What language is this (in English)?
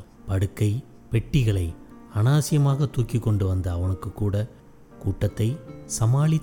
Tamil